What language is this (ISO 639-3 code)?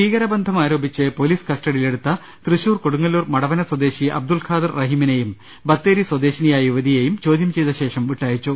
mal